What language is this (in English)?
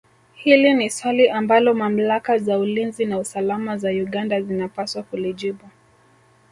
Swahili